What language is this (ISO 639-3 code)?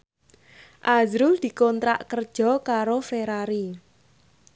jav